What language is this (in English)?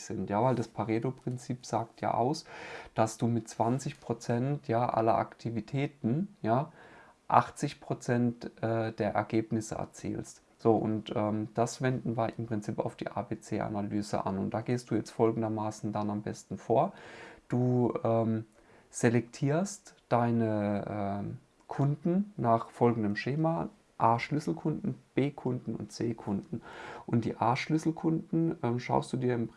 German